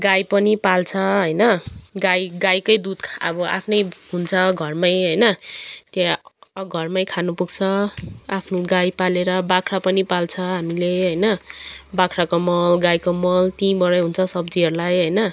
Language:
Nepali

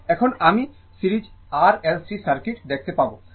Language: Bangla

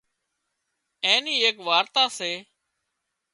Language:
Wadiyara Koli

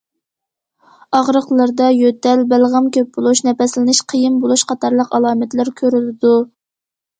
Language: Uyghur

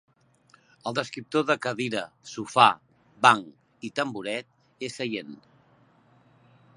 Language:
Catalan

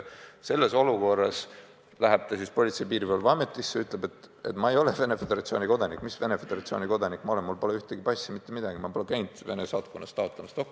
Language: Estonian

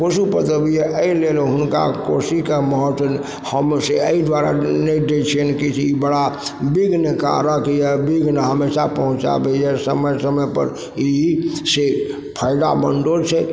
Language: Maithili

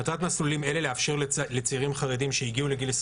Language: Hebrew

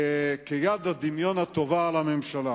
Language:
Hebrew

